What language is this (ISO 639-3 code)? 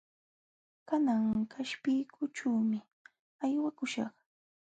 qxw